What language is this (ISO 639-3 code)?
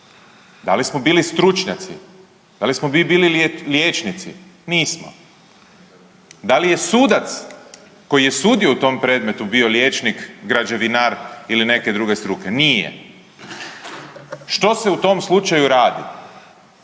hrv